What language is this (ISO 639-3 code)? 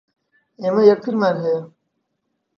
ckb